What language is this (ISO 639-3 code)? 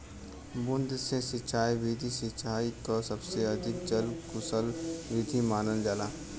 bho